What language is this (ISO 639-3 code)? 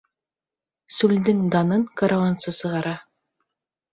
bak